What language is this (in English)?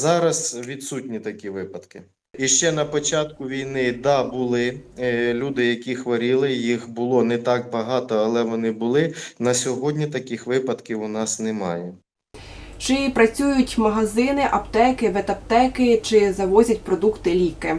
Ukrainian